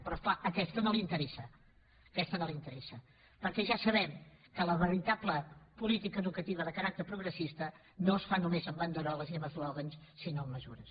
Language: Catalan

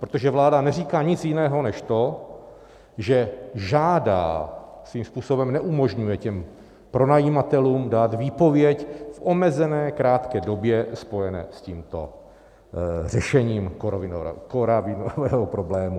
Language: Czech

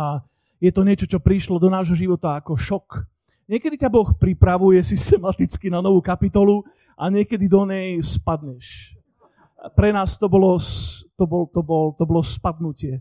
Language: Slovak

